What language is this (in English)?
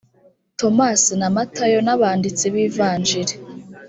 Kinyarwanda